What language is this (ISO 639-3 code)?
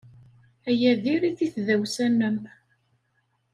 kab